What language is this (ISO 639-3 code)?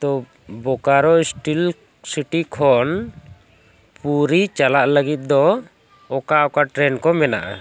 sat